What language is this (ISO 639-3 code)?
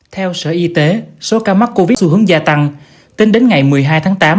vie